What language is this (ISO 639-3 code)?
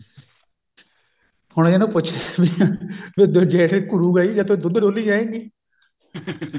pan